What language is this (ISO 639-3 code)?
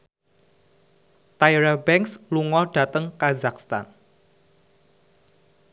jav